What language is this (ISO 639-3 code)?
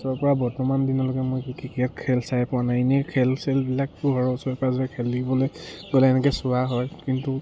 asm